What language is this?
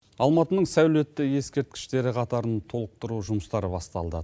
Kazakh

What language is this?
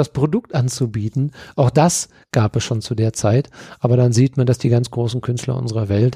German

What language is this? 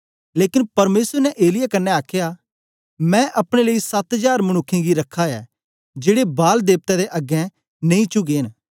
Dogri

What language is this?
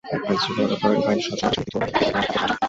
Bangla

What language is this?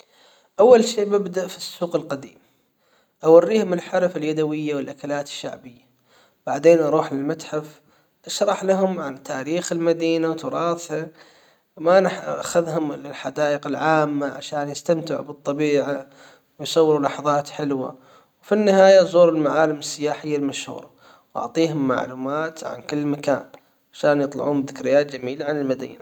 Hijazi Arabic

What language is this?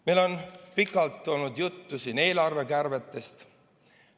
Estonian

